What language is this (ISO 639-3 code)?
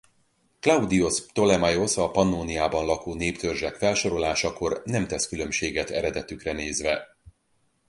hun